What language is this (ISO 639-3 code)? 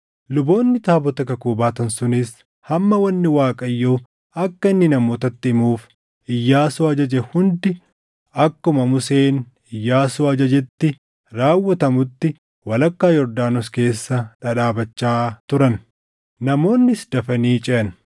orm